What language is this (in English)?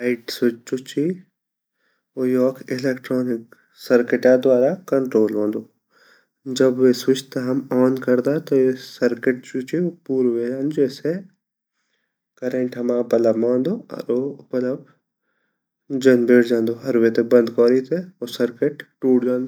Garhwali